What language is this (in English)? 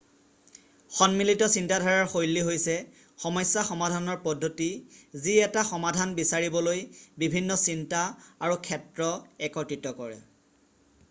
Assamese